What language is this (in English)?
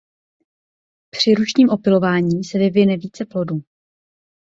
Czech